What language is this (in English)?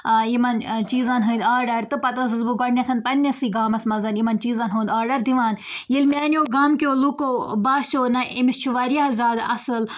Kashmiri